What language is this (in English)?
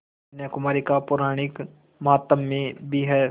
Hindi